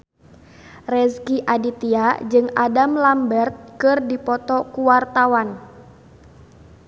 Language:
Sundanese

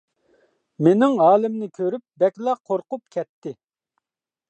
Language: Uyghur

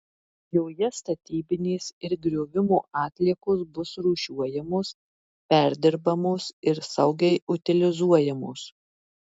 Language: Lithuanian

